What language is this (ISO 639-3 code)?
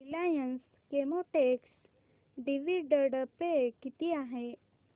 mar